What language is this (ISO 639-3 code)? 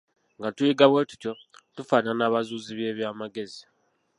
lug